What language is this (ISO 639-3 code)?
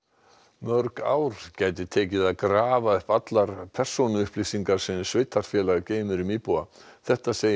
isl